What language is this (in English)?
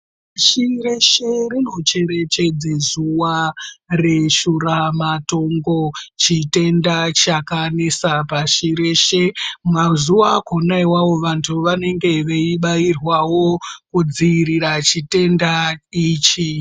Ndau